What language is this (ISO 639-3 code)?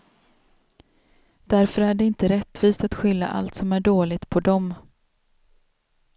swe